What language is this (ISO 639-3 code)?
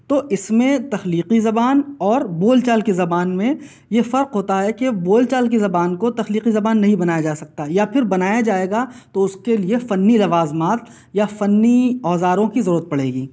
urd